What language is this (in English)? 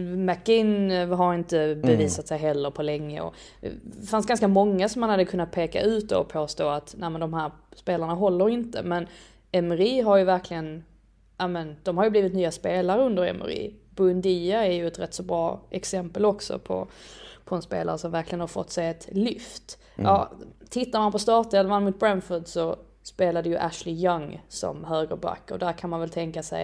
Swedish